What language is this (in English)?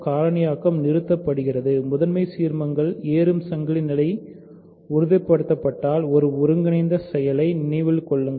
Tamil